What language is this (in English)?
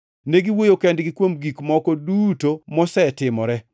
Luo (Kenya and Tanzania)